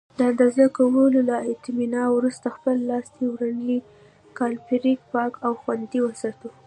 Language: Pashto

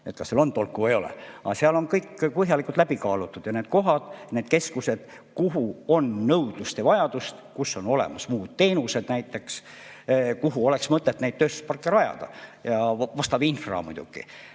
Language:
Estonian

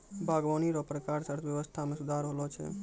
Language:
Maithili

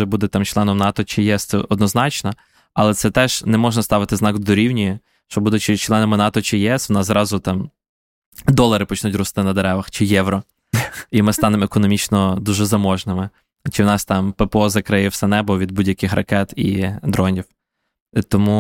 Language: Ukrainian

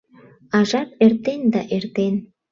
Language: Mari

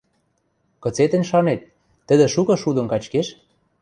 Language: Western Mari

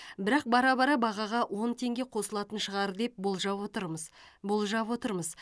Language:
Kazakh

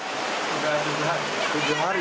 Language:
Indonesian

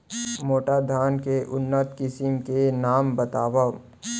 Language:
Chhattisgarhi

